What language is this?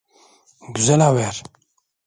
Turkish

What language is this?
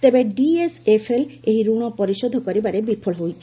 Odia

